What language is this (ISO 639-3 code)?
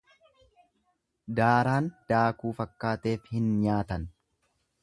orm